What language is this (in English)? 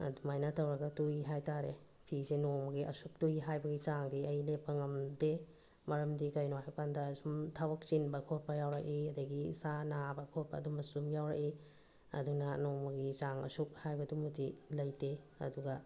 Manipuri